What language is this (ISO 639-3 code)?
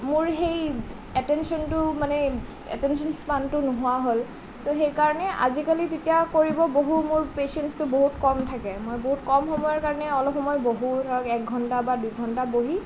asm